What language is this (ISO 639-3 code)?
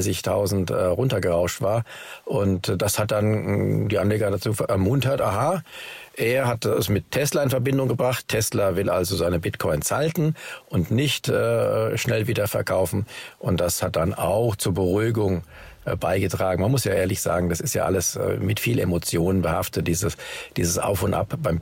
deu